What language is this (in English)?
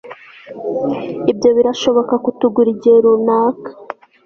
Kinyarwanda